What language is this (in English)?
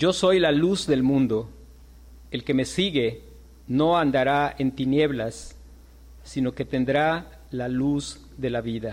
Spanish